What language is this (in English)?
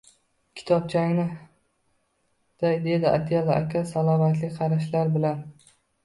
Uzbek